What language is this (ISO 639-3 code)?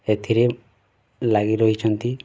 ori